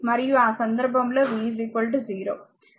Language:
Telugu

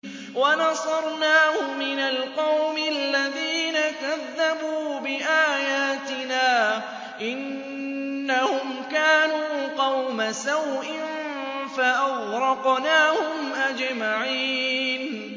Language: Arabic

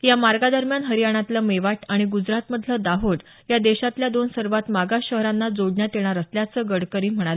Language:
Marathi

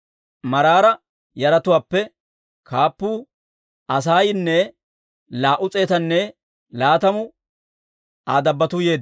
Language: Dawro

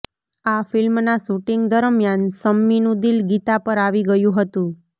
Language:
Gujarati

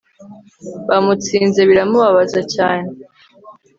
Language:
Kinyarwanda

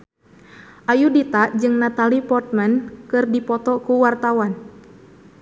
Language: Sundanese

